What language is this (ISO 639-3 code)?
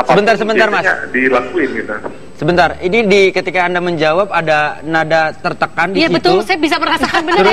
ind